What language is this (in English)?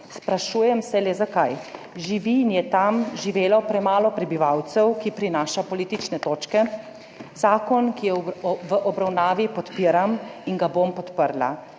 Slovenian